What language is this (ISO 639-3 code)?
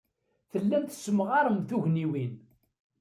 kab